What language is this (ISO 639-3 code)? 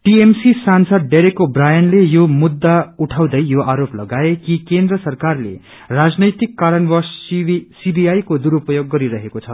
nep